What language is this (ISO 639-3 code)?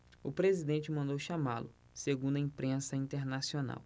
por